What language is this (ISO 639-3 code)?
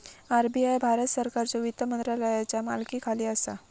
mar